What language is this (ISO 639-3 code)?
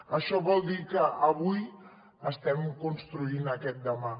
cat